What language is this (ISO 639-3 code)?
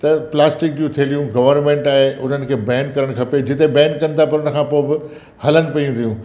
snd